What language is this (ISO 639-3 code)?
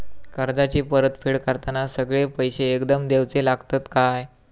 mar